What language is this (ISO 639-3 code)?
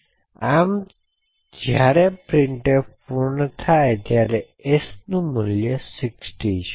guj